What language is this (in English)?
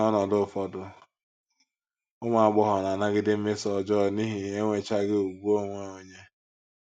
Igbo